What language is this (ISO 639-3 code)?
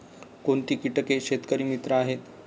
mar